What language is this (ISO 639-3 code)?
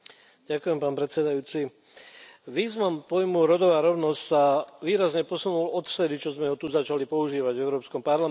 slk